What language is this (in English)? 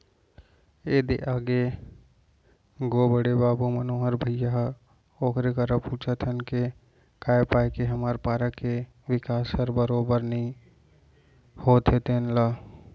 Chhattisgarhi